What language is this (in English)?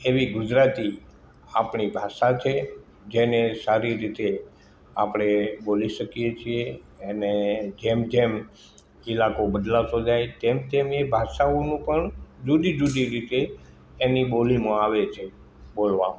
Gujarati